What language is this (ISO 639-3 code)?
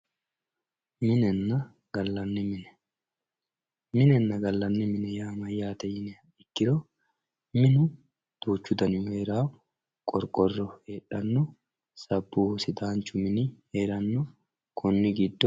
sid